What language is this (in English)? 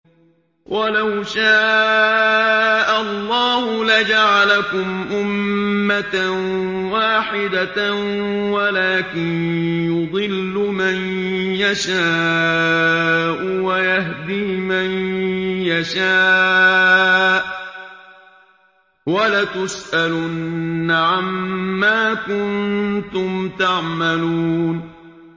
Arabic